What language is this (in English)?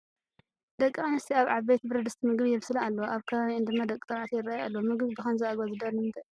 Tigrinya